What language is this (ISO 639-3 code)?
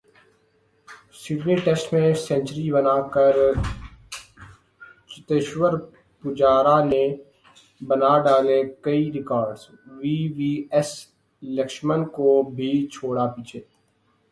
urd